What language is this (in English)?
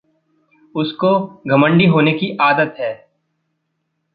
Hindi